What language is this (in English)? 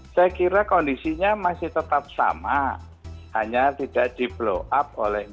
Indonesian